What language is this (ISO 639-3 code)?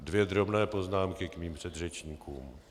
ces